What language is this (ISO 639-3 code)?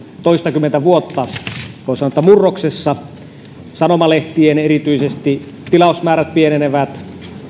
fin